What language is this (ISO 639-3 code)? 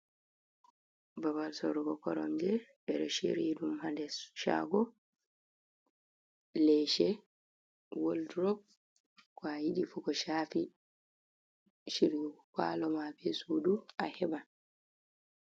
ful